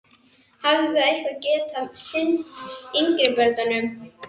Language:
Icelandic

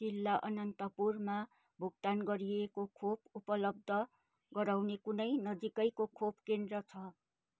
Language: Nepali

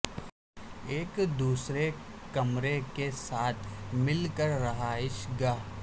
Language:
Urdu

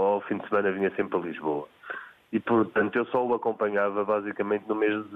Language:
Portuguese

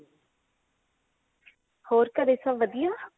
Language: Punjabi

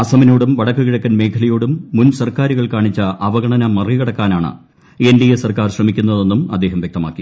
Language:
Malayalam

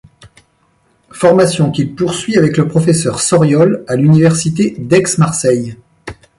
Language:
French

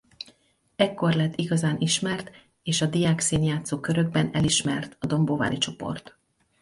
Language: Hungarian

